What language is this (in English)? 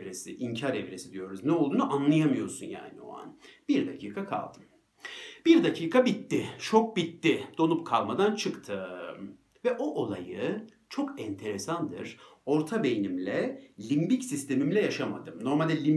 Turkish